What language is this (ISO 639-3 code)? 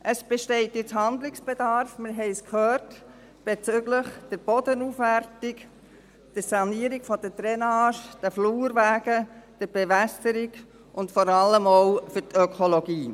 gsw